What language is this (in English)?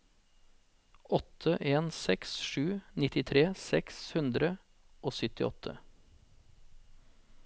Norwegian